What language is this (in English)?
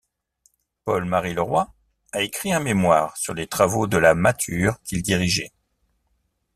French